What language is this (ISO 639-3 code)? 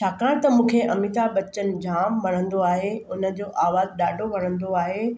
snd